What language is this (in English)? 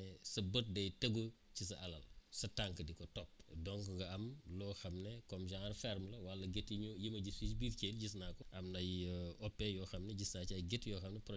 Wolof